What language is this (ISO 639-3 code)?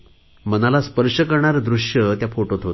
mar